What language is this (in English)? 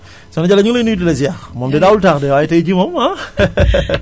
Wolof